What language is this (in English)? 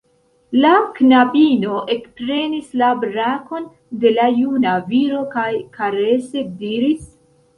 Esperanto